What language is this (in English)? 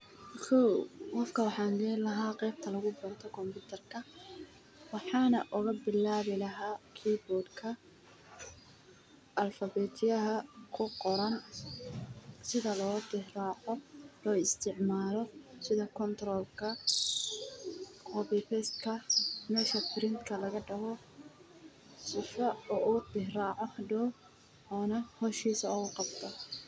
Somali